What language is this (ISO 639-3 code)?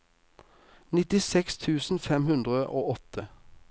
nor